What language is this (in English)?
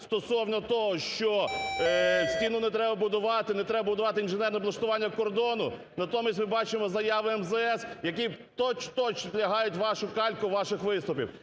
Ukrainian